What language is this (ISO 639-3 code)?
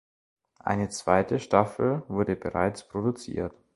deu